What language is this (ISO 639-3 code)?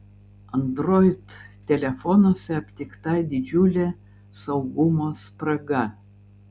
lit